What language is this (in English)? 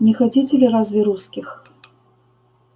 Russian